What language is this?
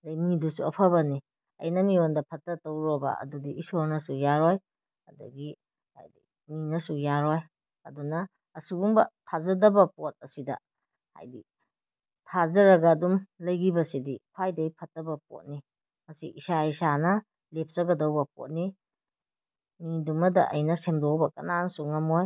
Manipuri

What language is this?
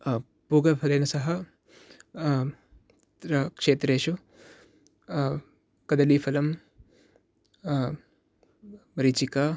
Sanskrit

